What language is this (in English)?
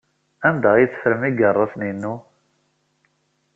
Kabyle